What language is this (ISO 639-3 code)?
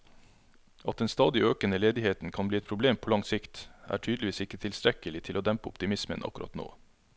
nor